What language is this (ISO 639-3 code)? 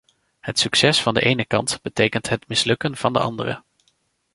nld